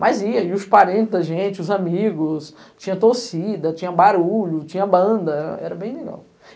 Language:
Portuguese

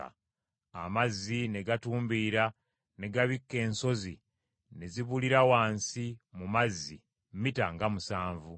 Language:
Ganda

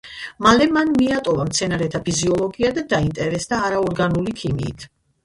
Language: Georgian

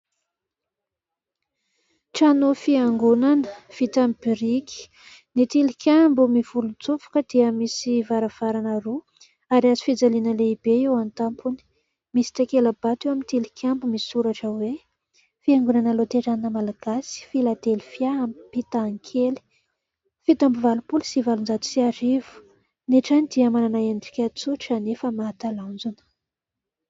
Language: Malagasy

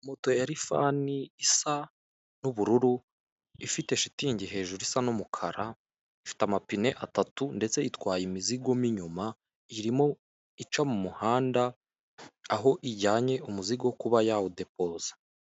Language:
Kinyarwanda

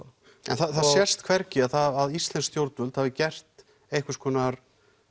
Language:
Icelandic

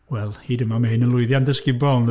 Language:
Welsh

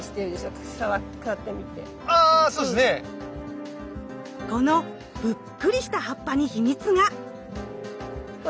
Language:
Japanese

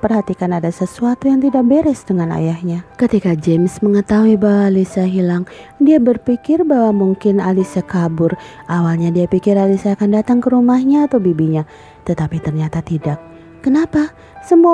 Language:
Indonesian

